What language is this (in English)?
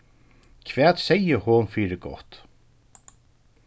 Faroese